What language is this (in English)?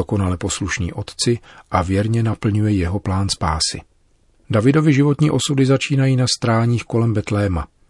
Czech